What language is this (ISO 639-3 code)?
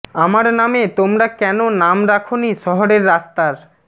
ben